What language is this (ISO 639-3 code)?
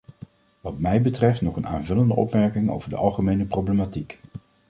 nld